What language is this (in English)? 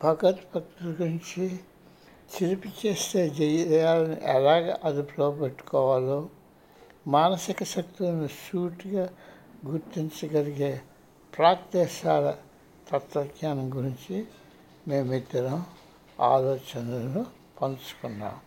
Telugu